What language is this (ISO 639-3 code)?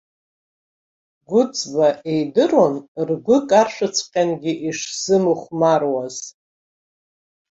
abk